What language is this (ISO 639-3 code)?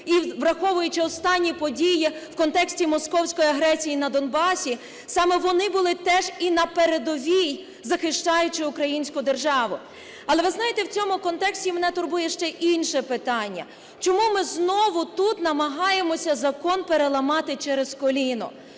ukr